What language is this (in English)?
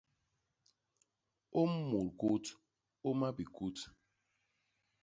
Basaa